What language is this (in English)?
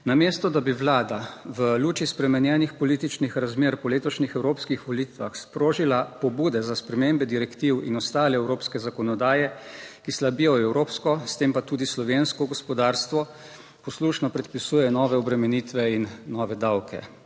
Slovenian